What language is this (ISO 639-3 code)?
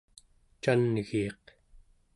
esu